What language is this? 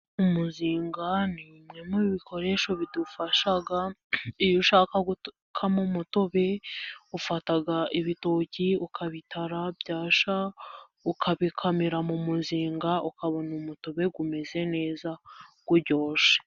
Kinyarwanda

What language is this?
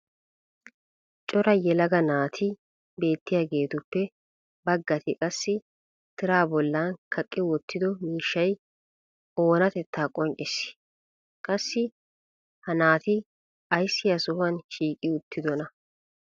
Wolaytta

